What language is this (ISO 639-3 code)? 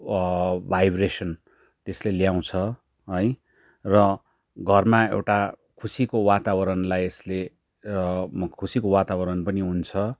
nep